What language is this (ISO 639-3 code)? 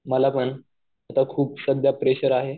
mar